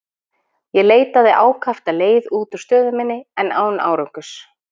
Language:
Icelandic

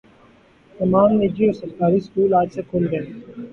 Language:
Urdu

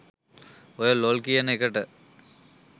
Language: Sinhala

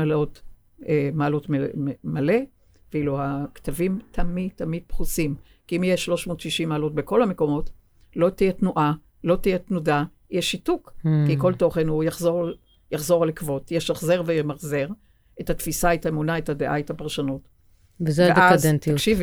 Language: Hebrew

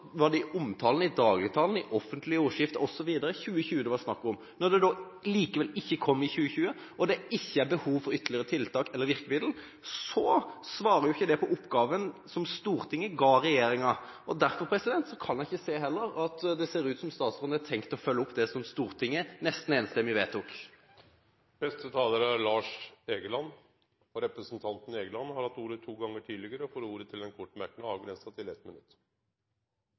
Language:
Norwegian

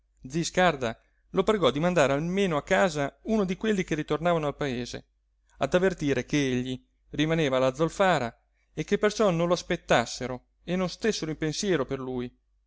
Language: Italian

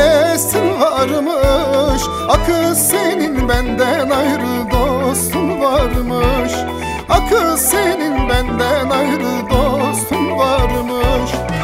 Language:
Turkish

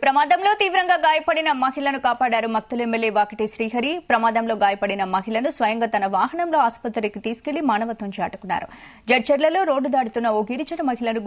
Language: Arabic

